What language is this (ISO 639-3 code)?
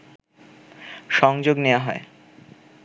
ben